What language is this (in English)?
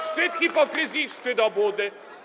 Polish